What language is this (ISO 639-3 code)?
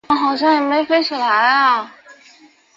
zho